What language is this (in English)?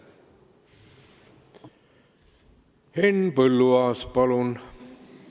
Estonian